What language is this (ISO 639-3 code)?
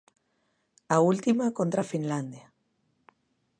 glg